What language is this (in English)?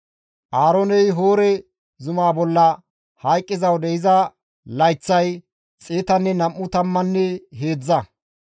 Gamo